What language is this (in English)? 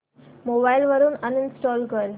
Marathi